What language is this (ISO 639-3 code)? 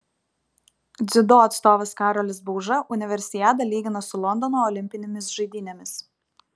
lit